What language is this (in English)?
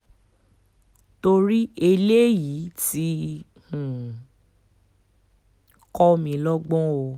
Yoruba